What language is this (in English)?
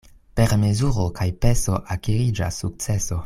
Esperanto